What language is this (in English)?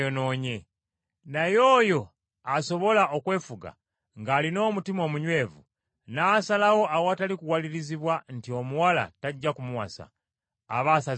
Ganda